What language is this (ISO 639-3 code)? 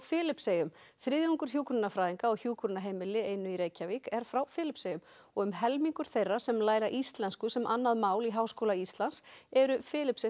isl